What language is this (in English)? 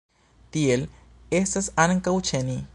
Esperanto